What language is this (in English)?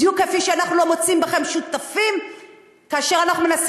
Hebrew